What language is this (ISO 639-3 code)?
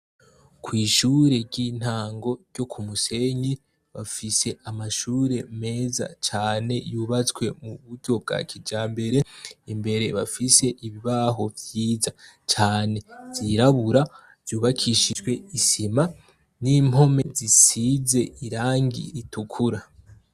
run